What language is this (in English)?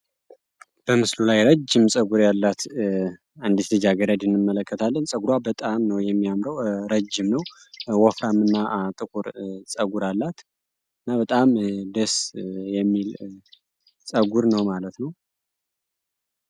Amharic